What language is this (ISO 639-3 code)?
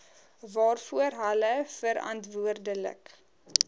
afr